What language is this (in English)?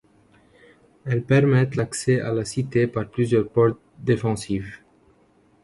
French